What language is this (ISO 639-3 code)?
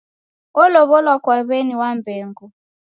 dav